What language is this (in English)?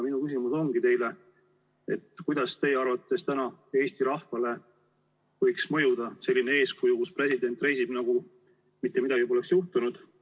Estonian